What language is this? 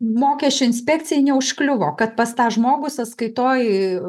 Lithuanian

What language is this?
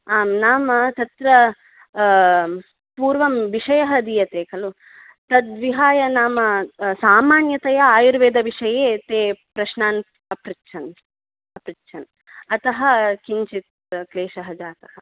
Sanskrit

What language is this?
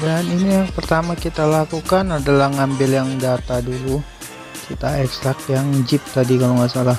Indonesian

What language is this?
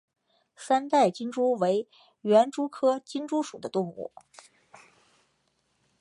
Chinese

